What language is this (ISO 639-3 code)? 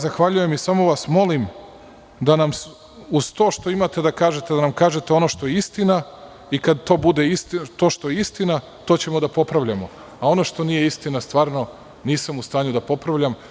srp